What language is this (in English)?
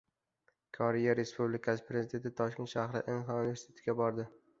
Uzbek